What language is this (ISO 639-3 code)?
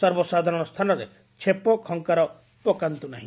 ori